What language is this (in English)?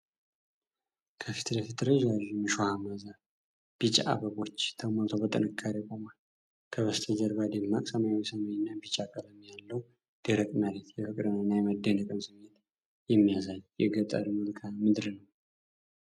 Amharic